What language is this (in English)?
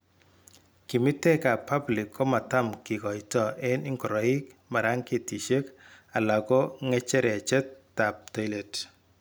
Kalenjin